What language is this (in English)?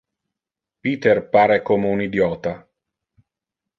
Interlingua